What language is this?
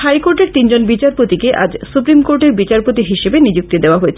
Bangla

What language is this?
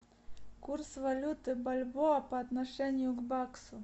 Russian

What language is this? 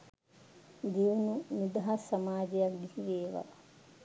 Sinhala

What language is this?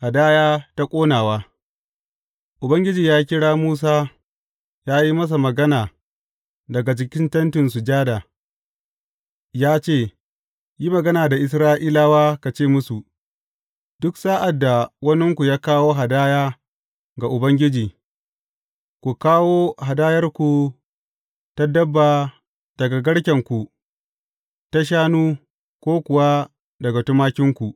Hausa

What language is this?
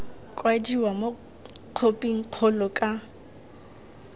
Tswana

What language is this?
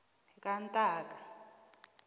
South Ndebele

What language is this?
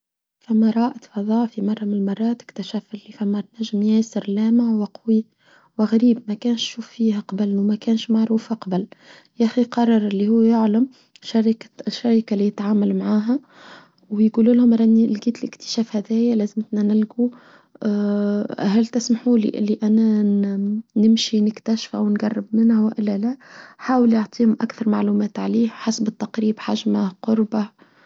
Tunisian Arabic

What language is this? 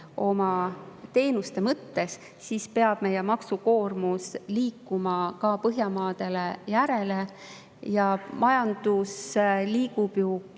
Estonian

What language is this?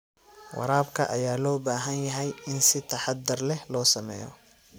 Somali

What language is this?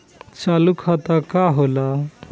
Bhojpuri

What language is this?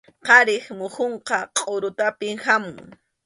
Arequipa-La Unión Quechua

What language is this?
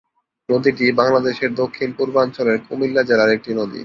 Bangla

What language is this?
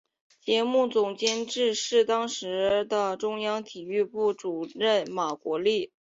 Chinese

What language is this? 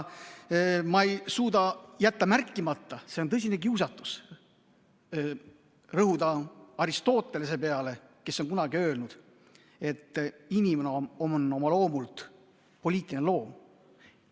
Estonian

